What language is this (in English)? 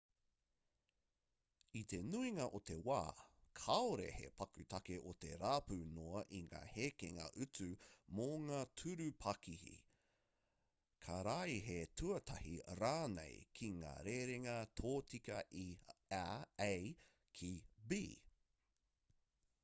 Māori